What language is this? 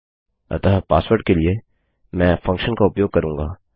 Hindi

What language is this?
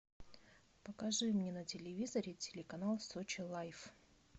Russian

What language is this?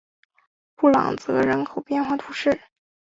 Chinese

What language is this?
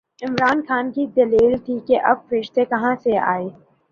Urdu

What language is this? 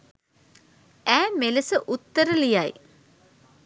Sinhala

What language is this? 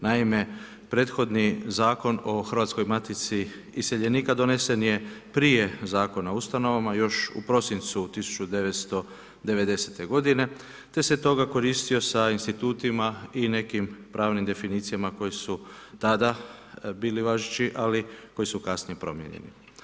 Croatian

